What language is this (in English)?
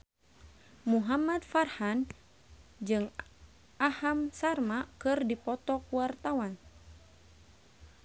Sundanese